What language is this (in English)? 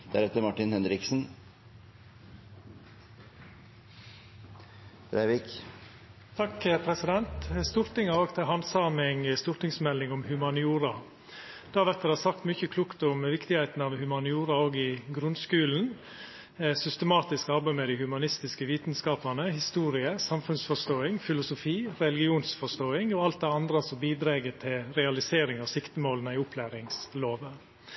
Norwegian